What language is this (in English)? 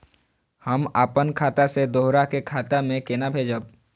Maithili